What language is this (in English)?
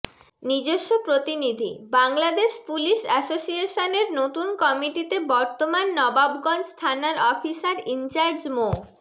Bangla